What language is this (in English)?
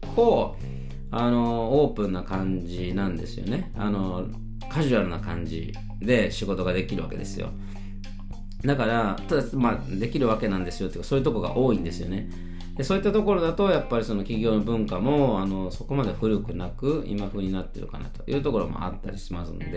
Japanese